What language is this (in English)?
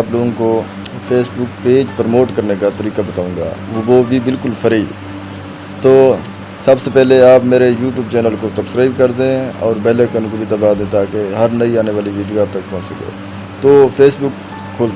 Urdu